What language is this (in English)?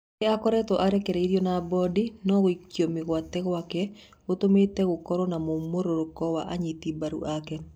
Kikuyu